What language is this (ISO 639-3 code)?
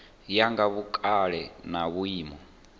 ven